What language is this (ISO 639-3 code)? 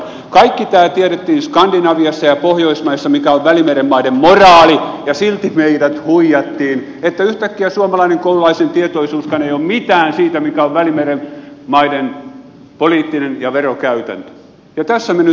fin